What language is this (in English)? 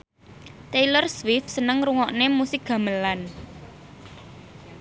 Javanese